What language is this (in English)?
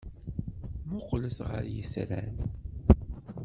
Kabyle